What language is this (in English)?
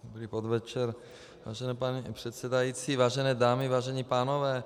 Czech